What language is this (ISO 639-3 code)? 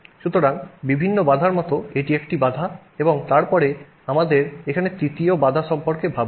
ben